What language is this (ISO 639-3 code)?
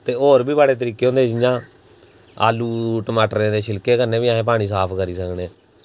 doi